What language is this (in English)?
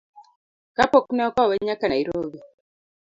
Luo (Kenya and Tanzania)